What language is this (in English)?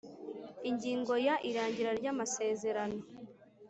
Kinyarwanda